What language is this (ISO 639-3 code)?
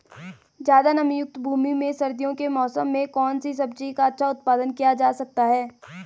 hin